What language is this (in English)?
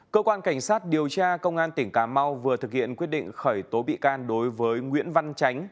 Vietnamese